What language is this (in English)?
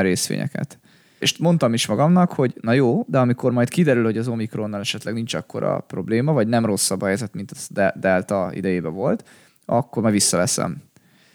Hungarian